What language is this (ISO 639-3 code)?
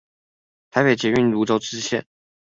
zho